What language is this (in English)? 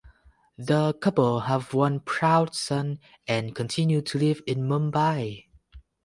English